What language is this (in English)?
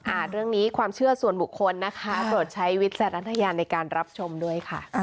Thai